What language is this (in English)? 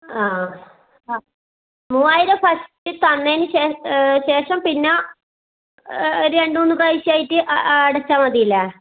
Malayalam